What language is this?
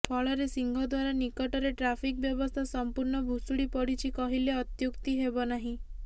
Odia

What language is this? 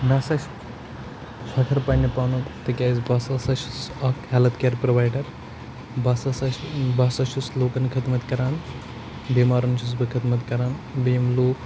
Kashmiri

